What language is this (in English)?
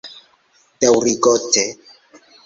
Esperanto